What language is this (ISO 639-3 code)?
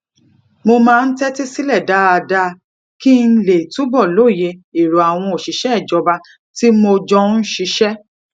yor